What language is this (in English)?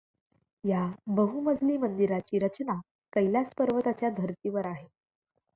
Marathi